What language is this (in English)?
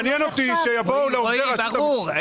Hebrew